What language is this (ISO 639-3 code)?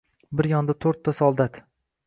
uzb